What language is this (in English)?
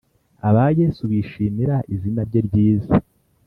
Kinyarwanda